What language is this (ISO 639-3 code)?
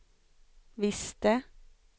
swe